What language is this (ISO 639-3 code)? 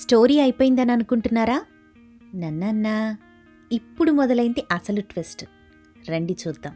tel